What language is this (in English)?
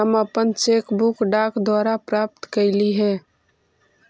Magahi